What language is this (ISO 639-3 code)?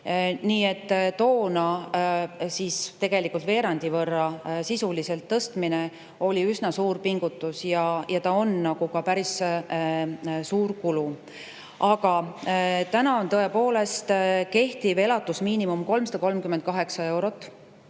est